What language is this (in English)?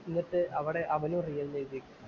Malayalam